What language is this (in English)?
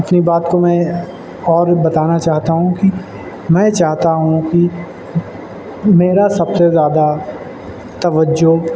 Urdu